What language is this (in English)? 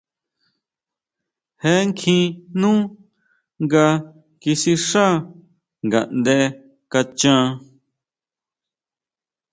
Huautla Mazatec